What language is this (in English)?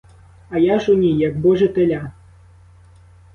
Ukrainian